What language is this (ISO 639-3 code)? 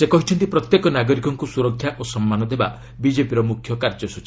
ori